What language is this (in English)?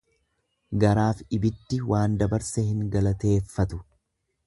Oromo